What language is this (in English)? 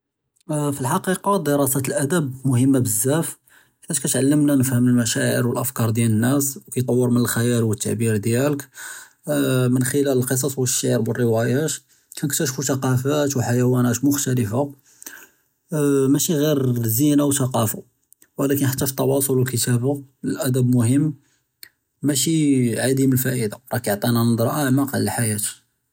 Judeo-Arabic